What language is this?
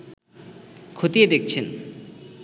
Bangla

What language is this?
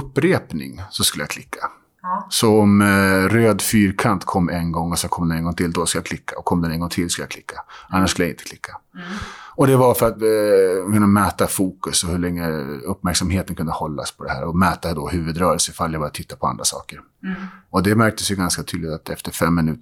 Swedish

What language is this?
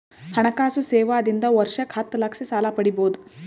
Kannada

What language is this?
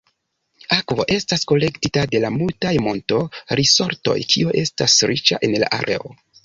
Esperanto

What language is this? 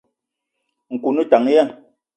Eton (Cameroon)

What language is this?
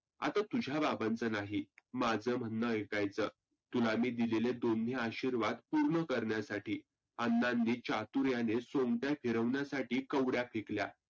Marathi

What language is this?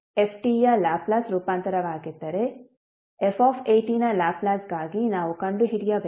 Kannada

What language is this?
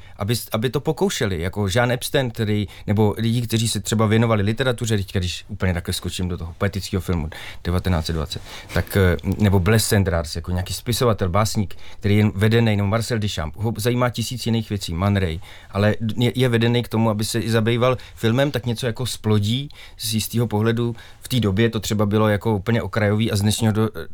Czech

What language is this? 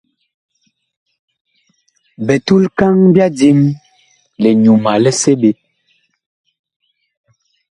Bakoko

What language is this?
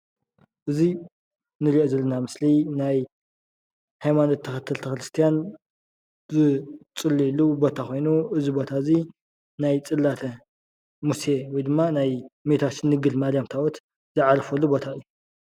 Tigrinya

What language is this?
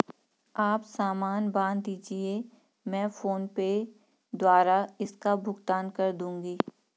Hindi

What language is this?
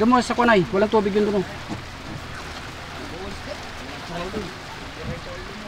Filipino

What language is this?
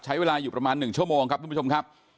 Thai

